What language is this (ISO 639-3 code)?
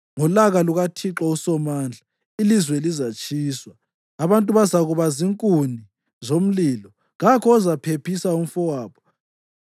nde